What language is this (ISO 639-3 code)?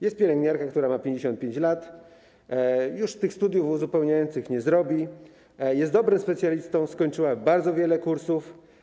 pol